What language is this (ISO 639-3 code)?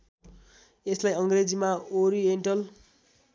nep